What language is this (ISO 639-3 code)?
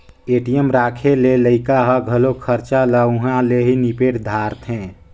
hne